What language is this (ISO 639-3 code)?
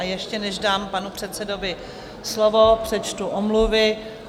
ces